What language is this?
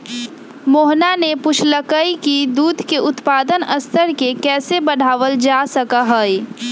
Magahi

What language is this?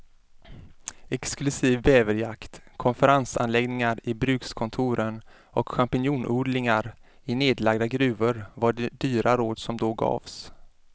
Swedish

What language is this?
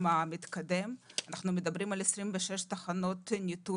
Hebrew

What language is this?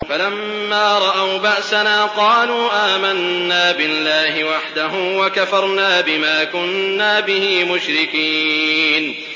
Arabic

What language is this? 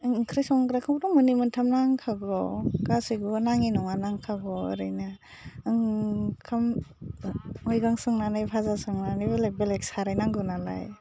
Bodo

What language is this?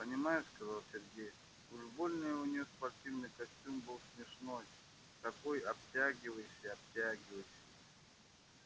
Russian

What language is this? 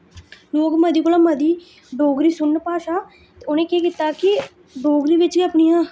Dogri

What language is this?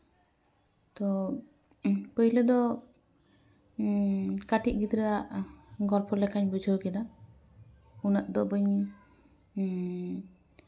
Santali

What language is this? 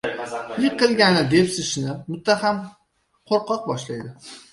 Uzbek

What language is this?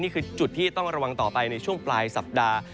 Thai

